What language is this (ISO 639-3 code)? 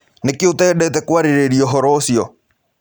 kik